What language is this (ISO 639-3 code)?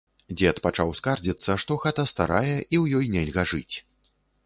bel